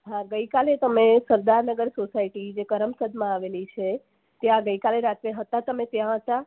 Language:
Gujarati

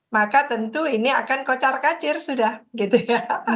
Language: Indonesian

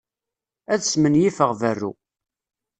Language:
Kabyle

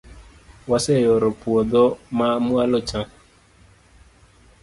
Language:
Luo (Kenya and Tanzania)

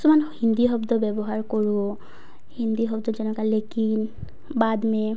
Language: Assamese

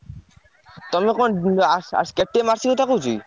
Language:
Odia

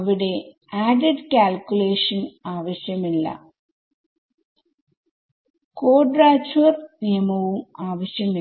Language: Malayalam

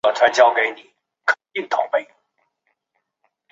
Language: Chinese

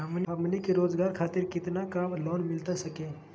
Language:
Magahi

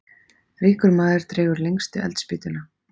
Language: Icelandic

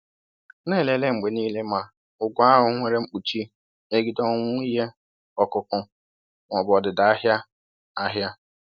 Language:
Igbo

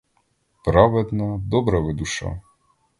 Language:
Ukrainian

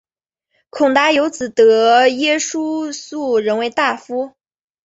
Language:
Chinese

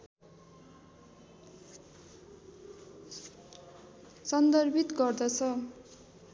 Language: Nepali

